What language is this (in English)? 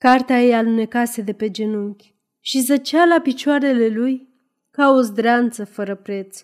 Romanian